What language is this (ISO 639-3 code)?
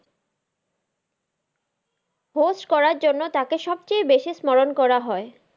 ben